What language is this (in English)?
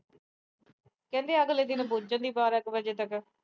Punjabi